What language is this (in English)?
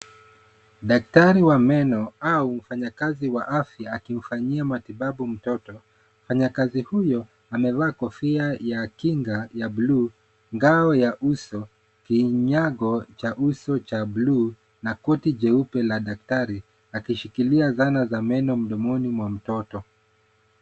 Swahili